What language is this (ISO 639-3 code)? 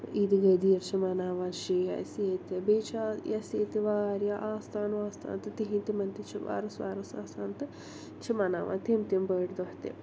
kas